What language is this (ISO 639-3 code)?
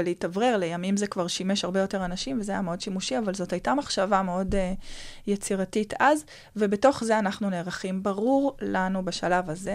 heb